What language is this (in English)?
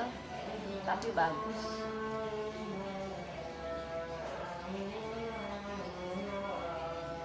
Indonesian